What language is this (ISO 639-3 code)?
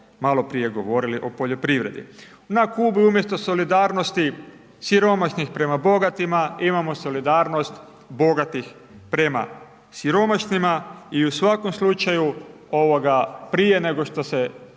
hrv